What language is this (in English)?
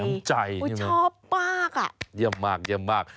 Thai